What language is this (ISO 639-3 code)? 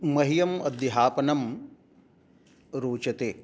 san